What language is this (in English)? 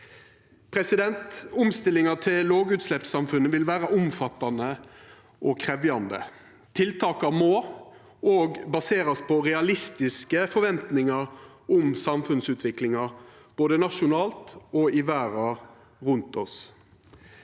Norwegian